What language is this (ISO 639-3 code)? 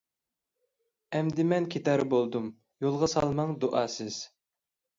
uig